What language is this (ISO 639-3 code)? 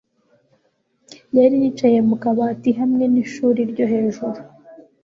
kin